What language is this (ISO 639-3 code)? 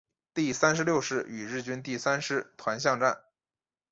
zho